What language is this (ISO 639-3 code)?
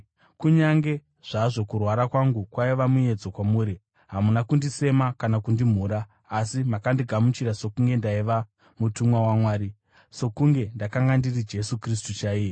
sna